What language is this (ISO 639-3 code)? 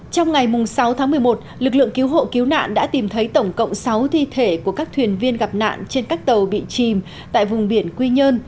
vie